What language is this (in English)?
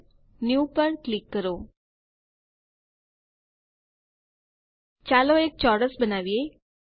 Gujarati